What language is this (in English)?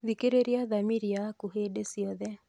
Kikuyu